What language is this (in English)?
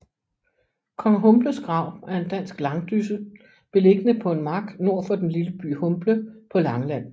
Danish